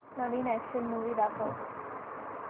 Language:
Marathi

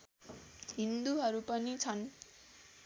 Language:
Nepali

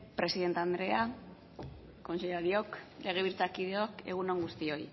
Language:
Basque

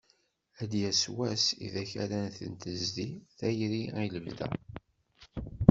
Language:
Kabyle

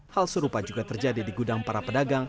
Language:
Indonesian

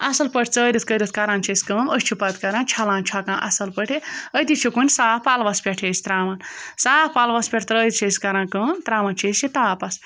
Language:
Kashmiri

